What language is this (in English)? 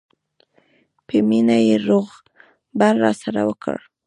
Pashto